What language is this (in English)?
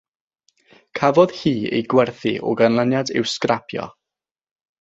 Welsh